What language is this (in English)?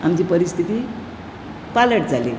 Konkani